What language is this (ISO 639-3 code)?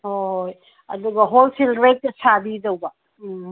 mni